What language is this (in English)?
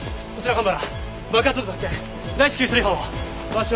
Japanese